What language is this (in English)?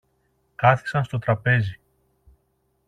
Greek